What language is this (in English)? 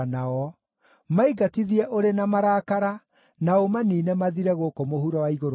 Kikuyu